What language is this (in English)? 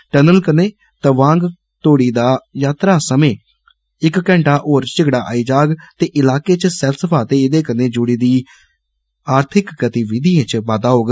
Dogri